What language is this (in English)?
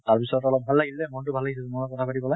Assamese